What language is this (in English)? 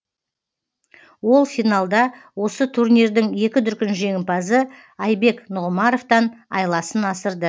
Kazakh